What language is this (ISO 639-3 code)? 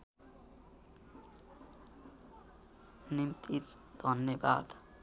nep